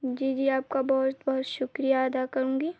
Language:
Urdu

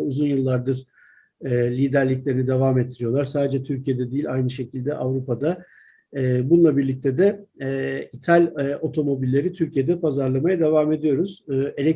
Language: Turkish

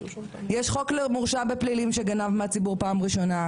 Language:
Hebrew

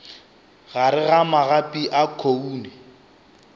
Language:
Northern Sotho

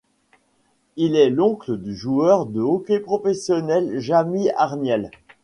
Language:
French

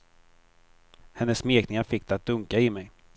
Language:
Swedish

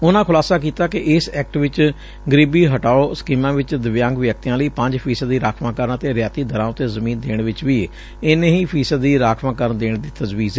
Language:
Punjabi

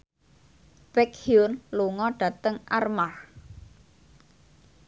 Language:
Javanese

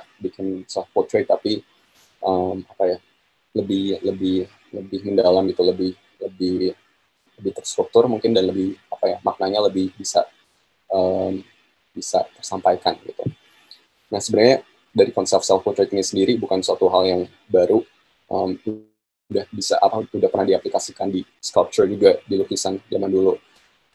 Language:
Indonesian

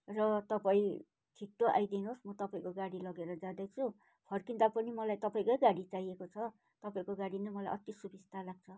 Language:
Nepali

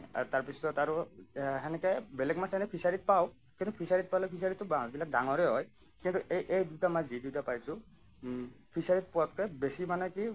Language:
Assamese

